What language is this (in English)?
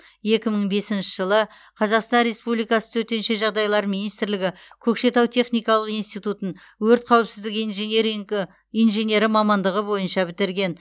Kazakh